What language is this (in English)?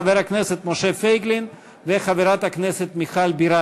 Hebrew